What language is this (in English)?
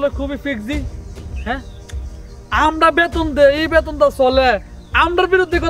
Arabic